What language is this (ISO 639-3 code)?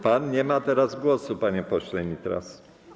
pol